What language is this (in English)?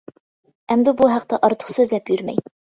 Uyghur